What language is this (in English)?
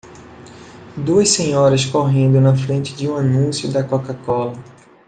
Portuguese